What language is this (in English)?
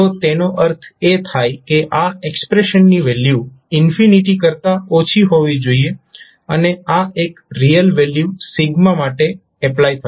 Gujarati